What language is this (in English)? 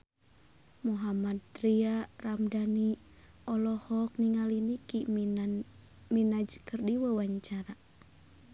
Sundanese